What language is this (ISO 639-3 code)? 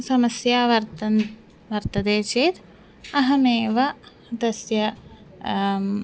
san